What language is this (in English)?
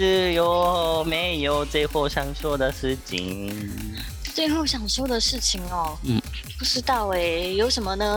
Chinese